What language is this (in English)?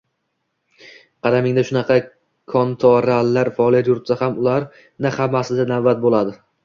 Uzbek